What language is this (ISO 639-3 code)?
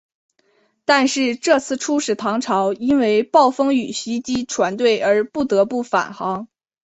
zho